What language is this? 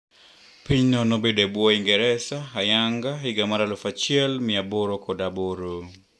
Luo (Kenya and Tanzania)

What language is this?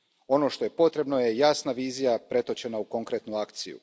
Croatian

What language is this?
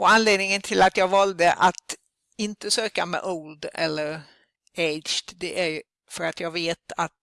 Swedish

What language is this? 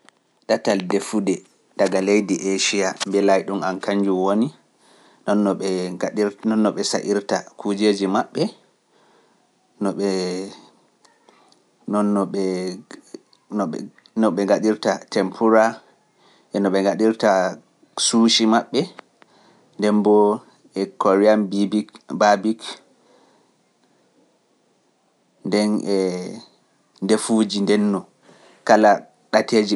Pular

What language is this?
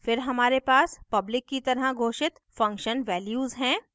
Hindi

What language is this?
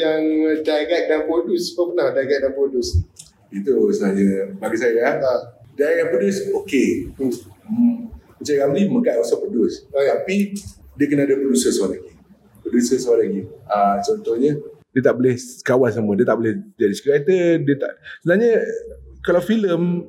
Malay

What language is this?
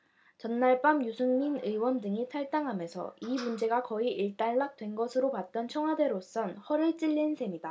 Korean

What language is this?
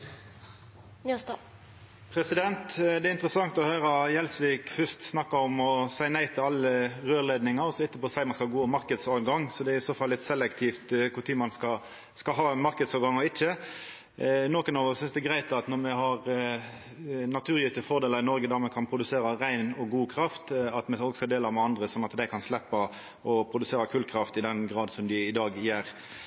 Norwegian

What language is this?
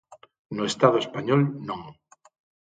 Galician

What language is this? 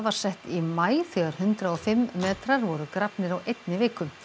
Icelandic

